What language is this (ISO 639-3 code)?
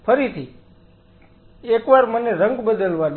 guj